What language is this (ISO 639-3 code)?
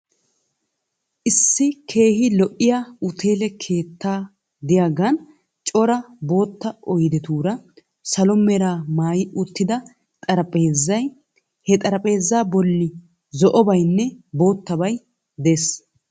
wal